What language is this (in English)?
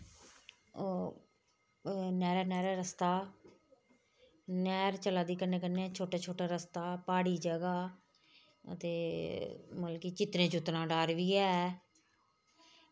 Dogri